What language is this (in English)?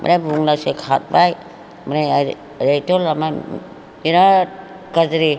Bodo